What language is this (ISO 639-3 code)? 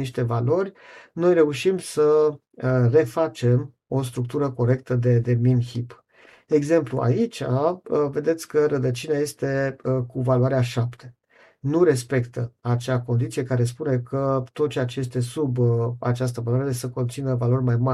ron